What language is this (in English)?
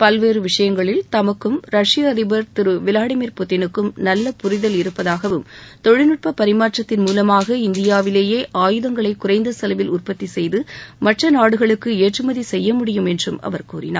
Tamil